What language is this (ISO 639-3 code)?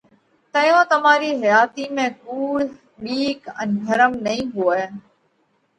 kvx